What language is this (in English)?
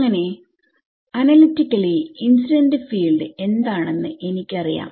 Malayalam